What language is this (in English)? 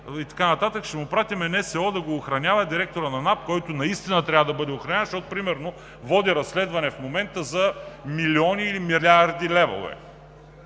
Bulgarian